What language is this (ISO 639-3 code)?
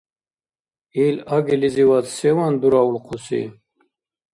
dar